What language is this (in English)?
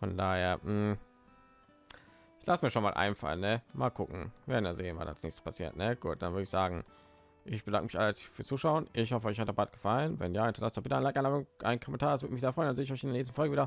German